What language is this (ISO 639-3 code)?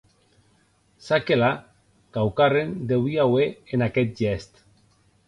oci